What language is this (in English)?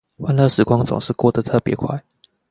Chinese